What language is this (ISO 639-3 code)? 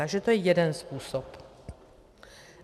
ces